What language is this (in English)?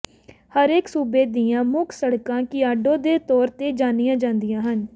Punjabi